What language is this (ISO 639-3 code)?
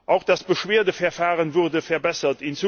deu